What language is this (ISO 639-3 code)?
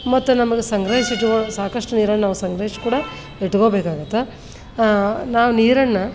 kan